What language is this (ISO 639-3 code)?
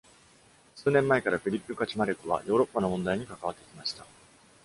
jpn